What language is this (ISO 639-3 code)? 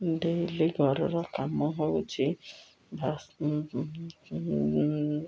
ori